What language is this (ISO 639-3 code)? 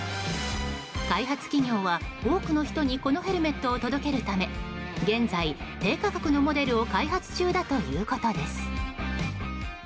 jpn